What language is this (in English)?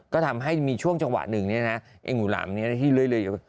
Thai